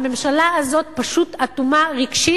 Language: Hebrew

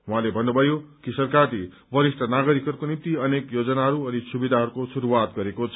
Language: Nepali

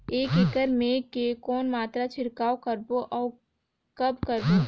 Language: Chhattisgarhi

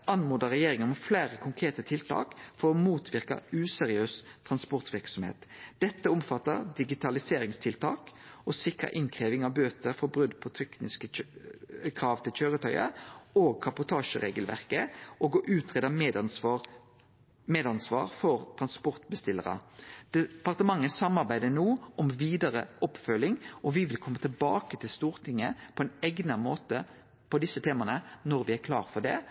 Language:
Norwegian Nynorsk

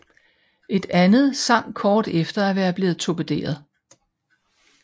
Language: Danish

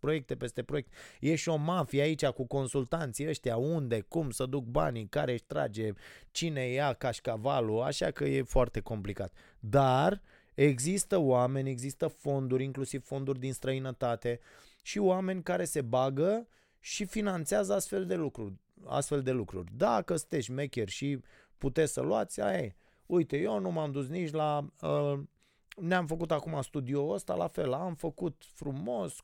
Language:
Romanian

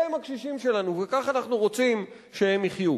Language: Hebrew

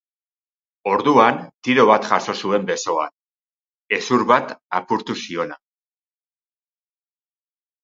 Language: Basque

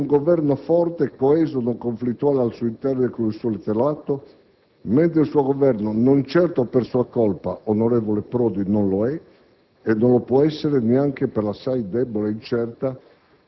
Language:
Italian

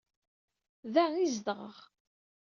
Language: Kabyle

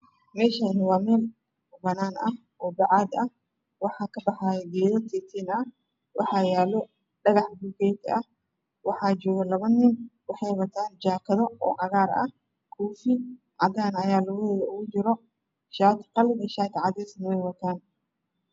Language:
Somali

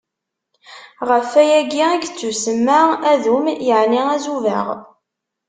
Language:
Kabyle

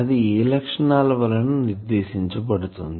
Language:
Telugu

